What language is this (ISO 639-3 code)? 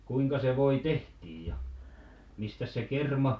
fin